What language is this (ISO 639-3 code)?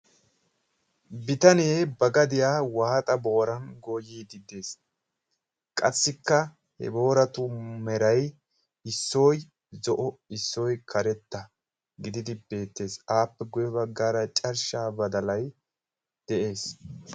wal